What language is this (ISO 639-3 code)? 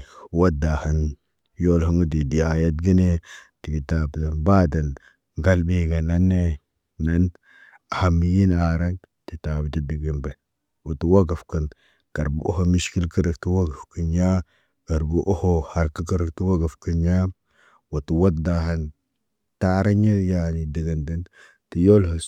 mne